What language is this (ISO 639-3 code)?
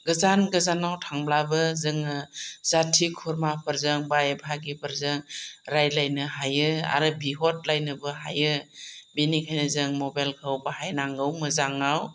brx